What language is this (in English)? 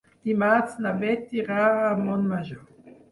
Catalan